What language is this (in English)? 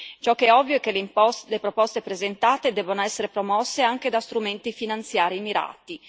Italian